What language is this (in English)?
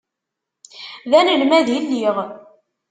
Kabyle